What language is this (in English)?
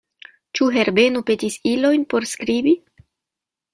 Esperanto